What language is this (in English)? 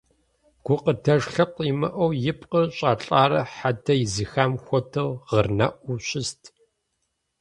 Kabardian